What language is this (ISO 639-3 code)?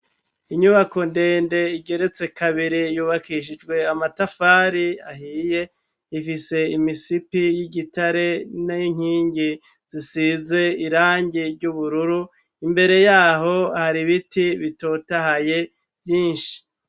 run